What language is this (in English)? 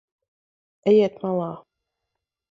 Latvian